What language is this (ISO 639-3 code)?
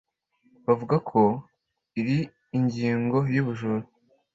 kin